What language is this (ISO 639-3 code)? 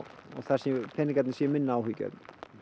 isl